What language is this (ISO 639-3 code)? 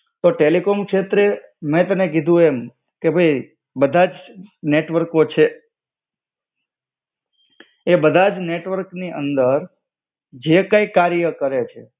guj